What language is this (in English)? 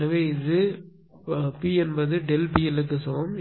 Tamil